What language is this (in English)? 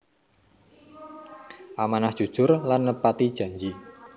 Javanese